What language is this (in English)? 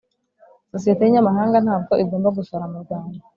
Kinyarwanda